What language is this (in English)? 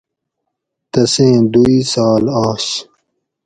Gawri